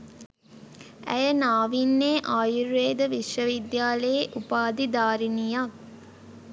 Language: Sinhala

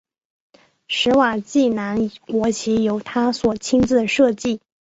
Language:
Chinese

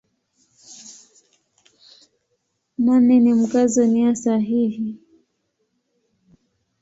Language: Swahili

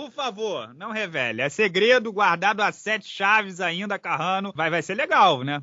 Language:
Portuguese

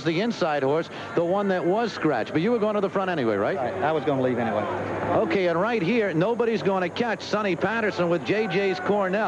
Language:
English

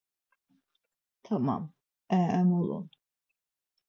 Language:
Laz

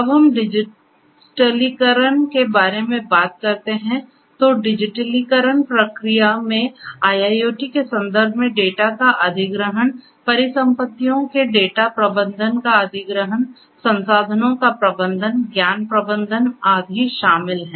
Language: Hindi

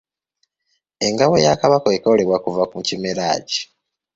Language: Ganda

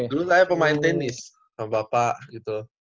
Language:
Indonesian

